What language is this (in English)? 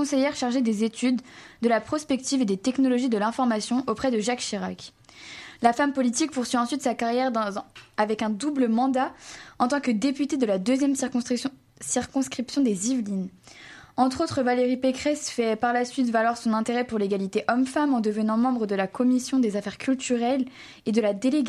French